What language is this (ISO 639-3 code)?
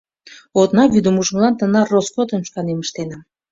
chm